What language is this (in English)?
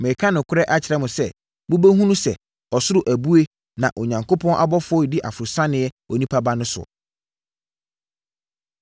Akan